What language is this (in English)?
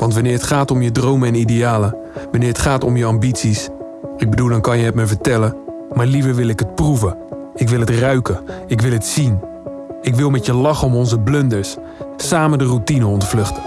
Dutch